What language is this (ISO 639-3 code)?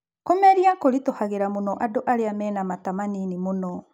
kik